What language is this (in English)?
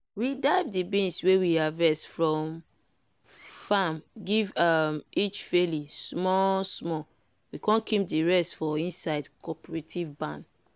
Nigerian Pidgin